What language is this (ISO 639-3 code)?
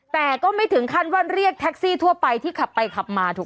tha